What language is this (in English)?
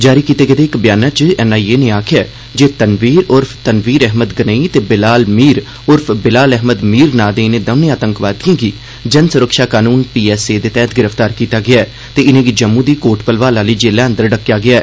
Dogri